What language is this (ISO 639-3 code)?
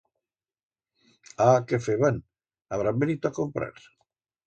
arg